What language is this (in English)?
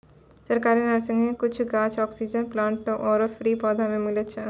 Maithili